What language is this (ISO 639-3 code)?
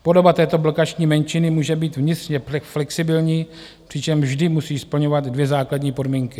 ces